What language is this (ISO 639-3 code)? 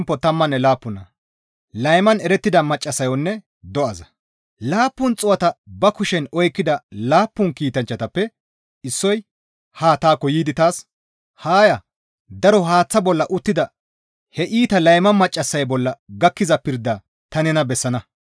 gmv